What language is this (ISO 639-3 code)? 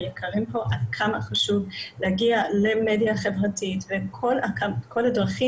heb